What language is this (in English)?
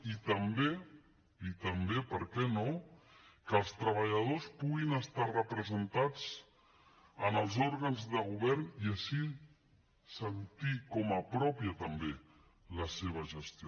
Catalan